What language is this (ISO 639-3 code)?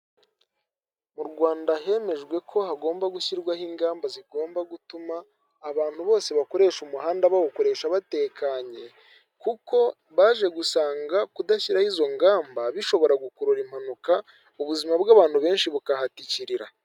kin